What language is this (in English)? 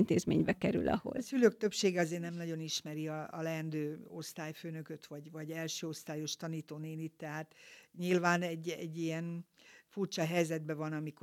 Hungarian